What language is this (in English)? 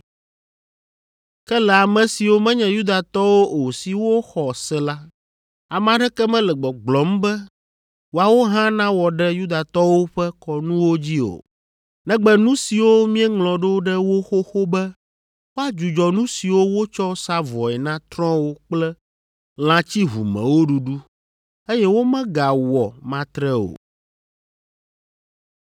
Ewe